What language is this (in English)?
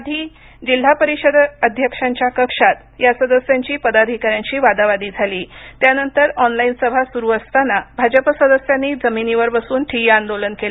Marathi